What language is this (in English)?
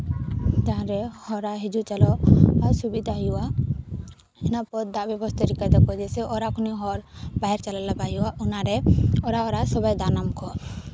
Santali